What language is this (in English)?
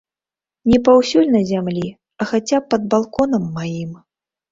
Belarusian